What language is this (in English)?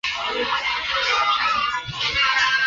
Chinese